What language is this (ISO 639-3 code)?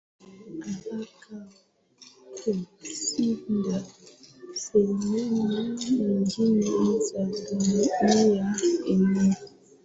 swa